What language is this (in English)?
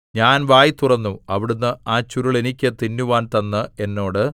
Malayalam